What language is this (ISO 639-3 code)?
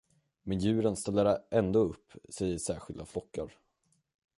swe